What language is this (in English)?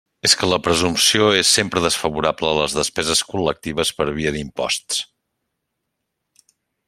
Catalan